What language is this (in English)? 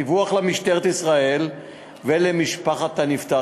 Hebrew